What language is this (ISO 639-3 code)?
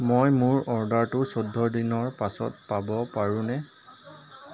asm